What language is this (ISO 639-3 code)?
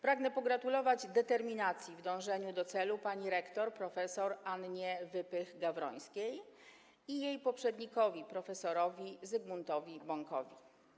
pol